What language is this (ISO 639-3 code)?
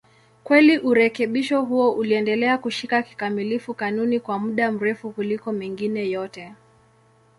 swa